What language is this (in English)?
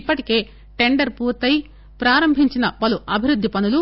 Telugu